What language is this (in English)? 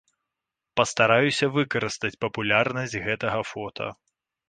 Belarusian